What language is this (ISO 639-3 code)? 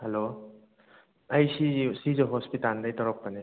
mni